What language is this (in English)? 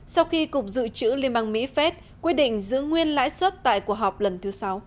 Vietnamese